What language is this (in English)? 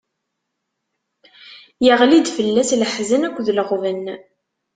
Kabyle